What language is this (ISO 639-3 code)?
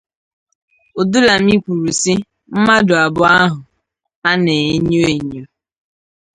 ibo